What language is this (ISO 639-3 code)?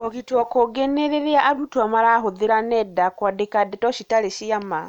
kik